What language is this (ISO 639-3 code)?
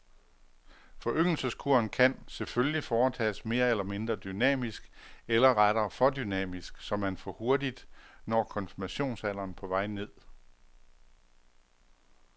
dan